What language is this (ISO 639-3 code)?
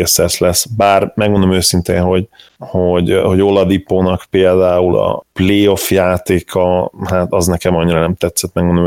hun